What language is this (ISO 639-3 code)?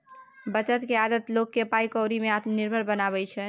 mai